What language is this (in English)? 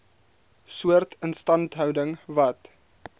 Afrikaans